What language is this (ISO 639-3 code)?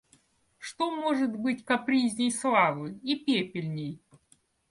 rus